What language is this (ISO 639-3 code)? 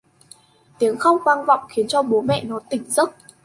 vie